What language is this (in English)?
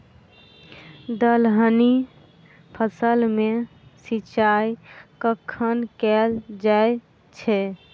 Maithili